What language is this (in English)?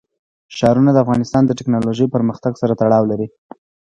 Pashto